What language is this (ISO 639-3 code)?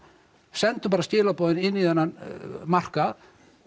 isl